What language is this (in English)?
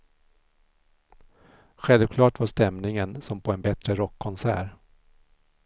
Swedish